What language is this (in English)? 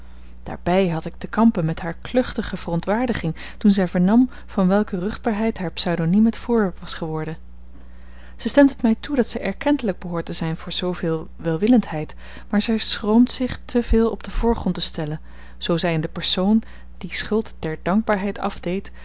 Dutch